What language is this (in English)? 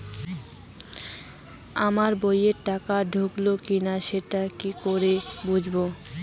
Bangla